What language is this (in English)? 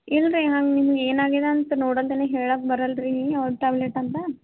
Kannada